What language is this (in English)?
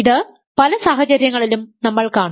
Malayalam